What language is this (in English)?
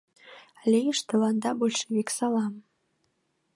Mari